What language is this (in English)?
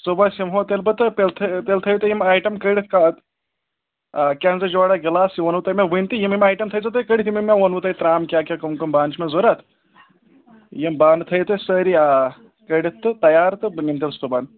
Kashmiri